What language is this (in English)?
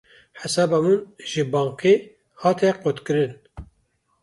Kurdish